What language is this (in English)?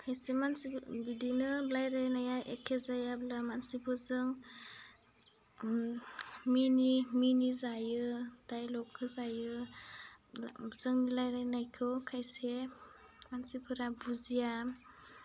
Bodo